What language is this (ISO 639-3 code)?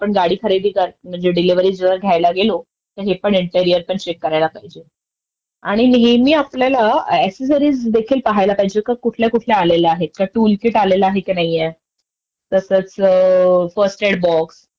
mar